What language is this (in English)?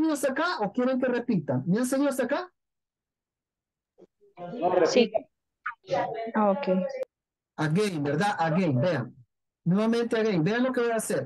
Spanish